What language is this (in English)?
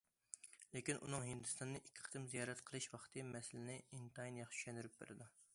Uyghur